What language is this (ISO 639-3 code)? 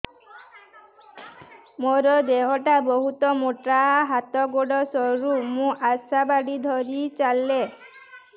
ori